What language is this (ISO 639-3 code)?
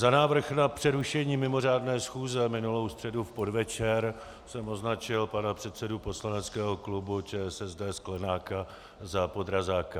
ces